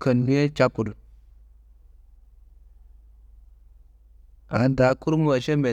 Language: Kanembu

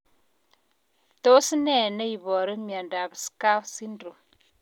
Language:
Kalenjin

